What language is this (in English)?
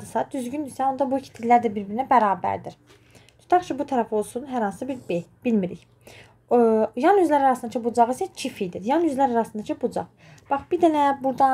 Turkish